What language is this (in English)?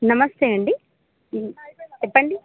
Telugu